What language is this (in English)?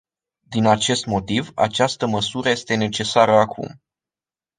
Romanian